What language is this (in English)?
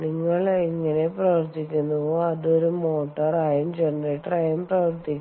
Malayalam